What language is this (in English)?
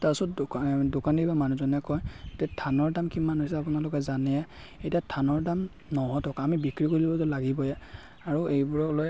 Assamese